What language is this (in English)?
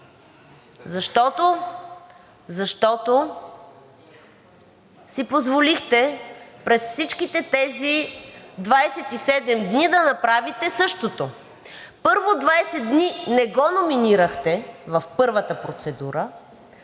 Bulgarian